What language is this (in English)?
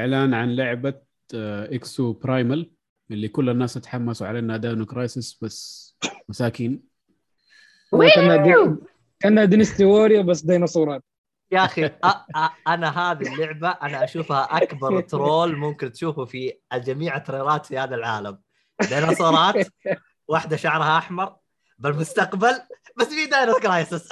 Arabic